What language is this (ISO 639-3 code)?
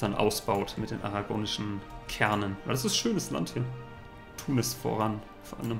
deu